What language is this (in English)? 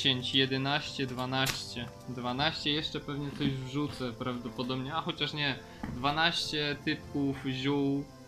Polish